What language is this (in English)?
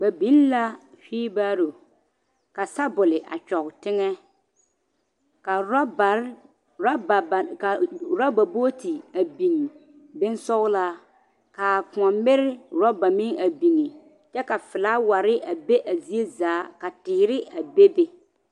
Southern Dagaare